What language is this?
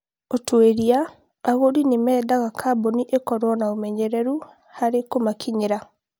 Kikuyu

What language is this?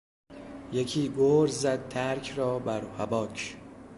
Persian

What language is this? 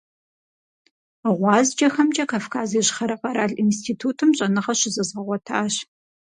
Kabardian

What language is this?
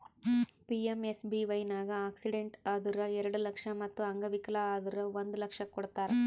Kannada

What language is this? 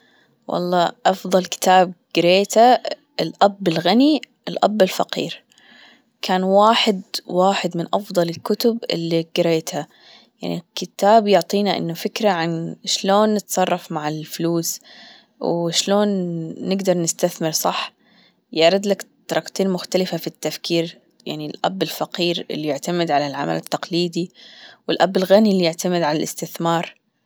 Gulf Arabic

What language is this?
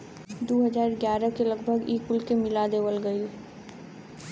Bhojpuri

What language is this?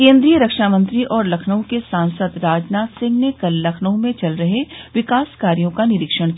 Hindi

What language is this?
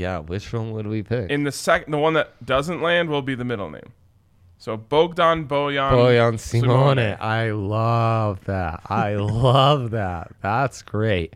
English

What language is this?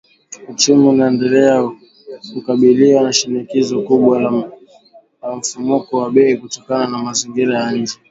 Swahili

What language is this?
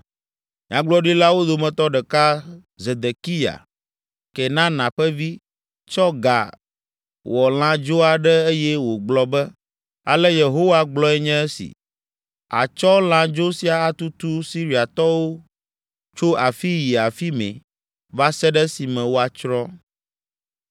Ewe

